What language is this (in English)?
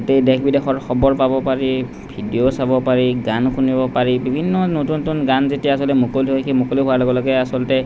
Assamese